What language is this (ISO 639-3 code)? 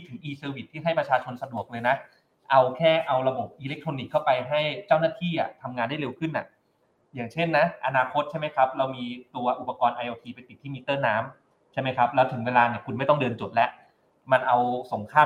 tha